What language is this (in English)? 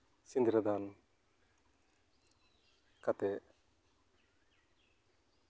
Santali